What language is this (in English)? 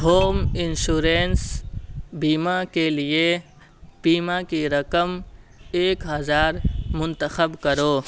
Urdu